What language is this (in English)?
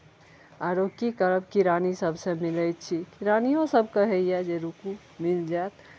Maithili